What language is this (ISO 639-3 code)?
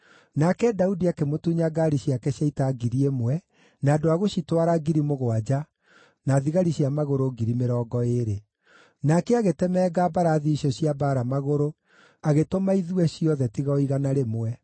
kik